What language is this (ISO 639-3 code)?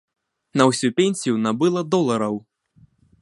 bel